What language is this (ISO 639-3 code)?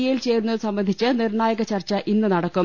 mal